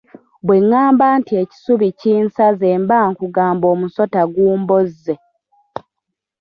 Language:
Ganda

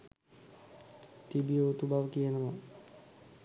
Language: Sinhala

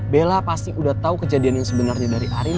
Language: Indonesian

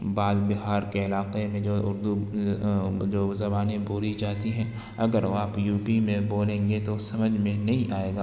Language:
Urdu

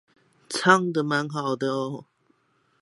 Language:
Chinese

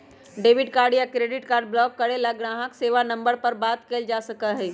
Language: Magahi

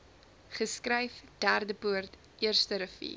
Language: Afrikaans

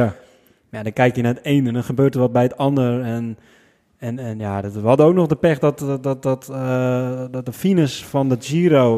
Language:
Dutch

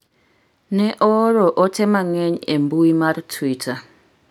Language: Luo (Kenya and Tanzania)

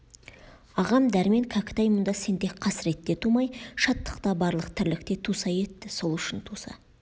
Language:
Kazakh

